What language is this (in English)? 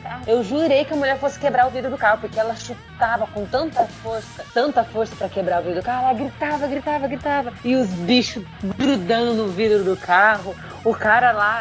Portuguese